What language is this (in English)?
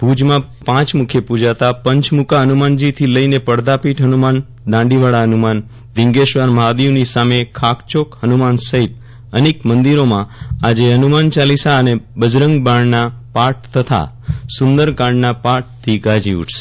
Gujarati